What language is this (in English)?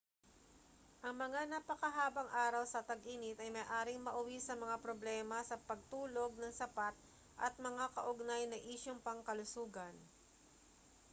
Filipino